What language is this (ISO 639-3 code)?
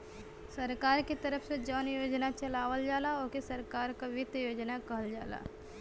bho